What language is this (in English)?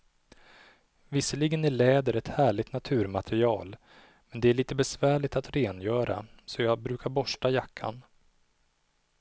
Swedish